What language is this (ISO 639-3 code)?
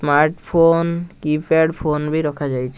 ori